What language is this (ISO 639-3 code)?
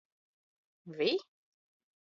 lav